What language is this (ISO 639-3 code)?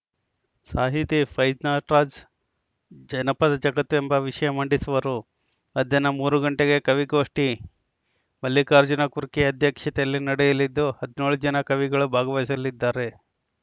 kan